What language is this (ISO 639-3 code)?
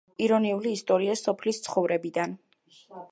kat